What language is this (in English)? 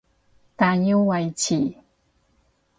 Cantonese